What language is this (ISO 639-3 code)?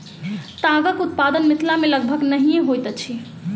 mai